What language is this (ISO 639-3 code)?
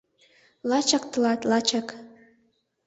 chm